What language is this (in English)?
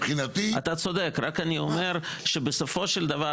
Hebrew